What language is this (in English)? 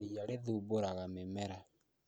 Kikuyu